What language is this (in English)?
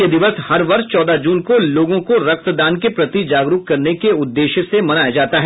Hindi